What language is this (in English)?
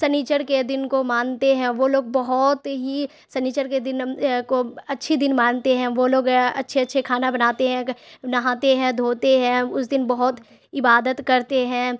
Urdu